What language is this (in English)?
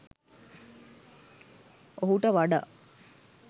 Sinhala